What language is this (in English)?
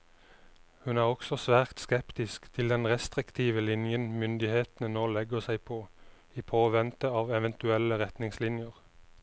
Norwegian